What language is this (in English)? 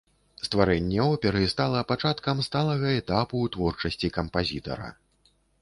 Belarusian